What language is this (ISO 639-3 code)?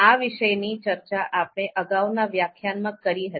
guj